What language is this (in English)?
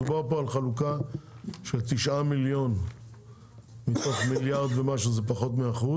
Hebrew